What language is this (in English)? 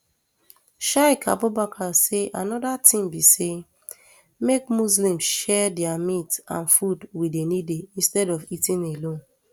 Nigerian Pidgin